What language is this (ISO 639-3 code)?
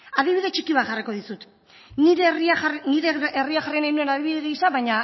eus